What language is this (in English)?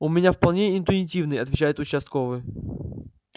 Russian